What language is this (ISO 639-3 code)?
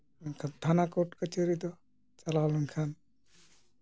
sat